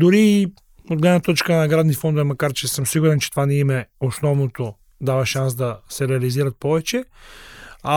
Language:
Bulgarian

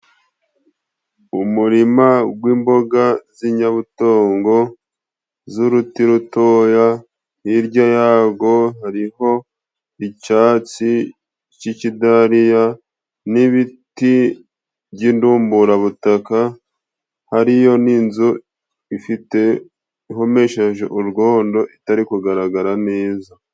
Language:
Kinyarwanda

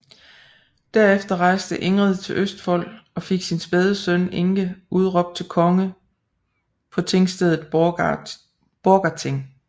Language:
Danish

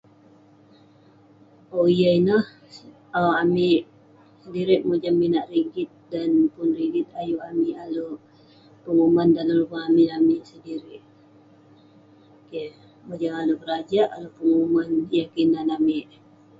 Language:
Western Penan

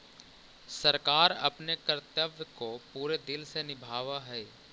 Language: Magahi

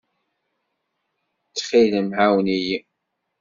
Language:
Kabyle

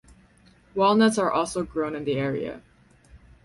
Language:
English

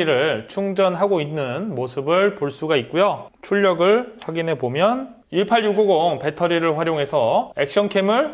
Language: Korean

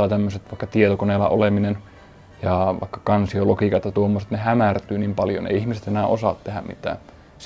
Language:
Finnish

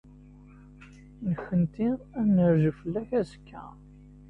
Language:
Kabyle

